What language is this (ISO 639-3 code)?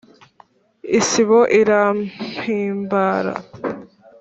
kin